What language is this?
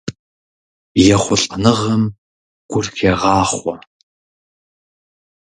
Kabardian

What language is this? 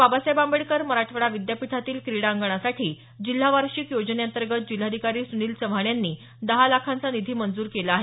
Marathi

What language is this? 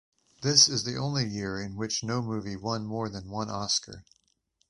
English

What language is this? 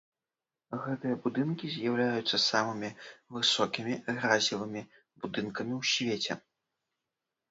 Belarusian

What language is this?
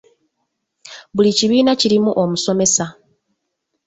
Ganda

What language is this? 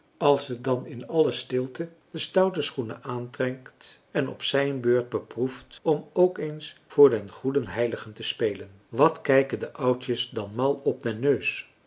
Dutch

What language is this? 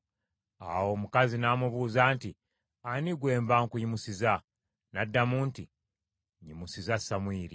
Ganda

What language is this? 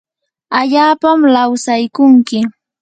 Yanahuanca Pasco Quechua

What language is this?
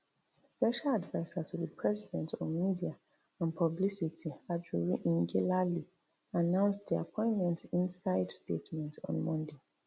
Nigerian Pidgin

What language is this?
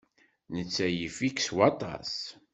Kabyle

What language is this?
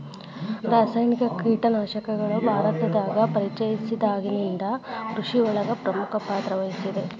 Kannada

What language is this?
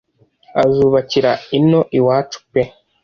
Kinyarwanda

